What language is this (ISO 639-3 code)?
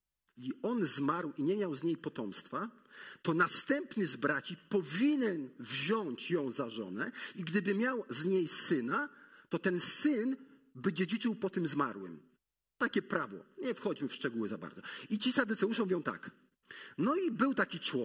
pol